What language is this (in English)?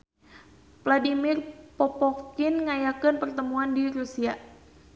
Sundanese